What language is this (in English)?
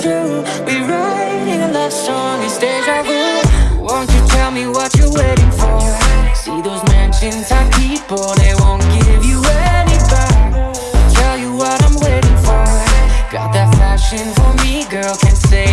English